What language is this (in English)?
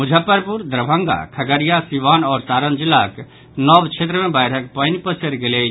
Maithili